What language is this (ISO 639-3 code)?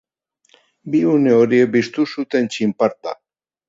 eus